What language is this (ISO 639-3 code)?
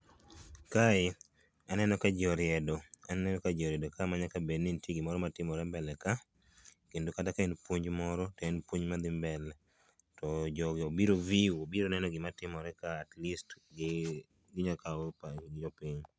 luo